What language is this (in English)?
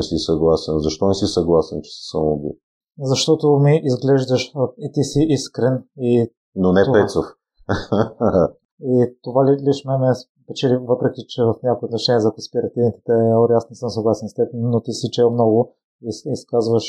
Bulgarian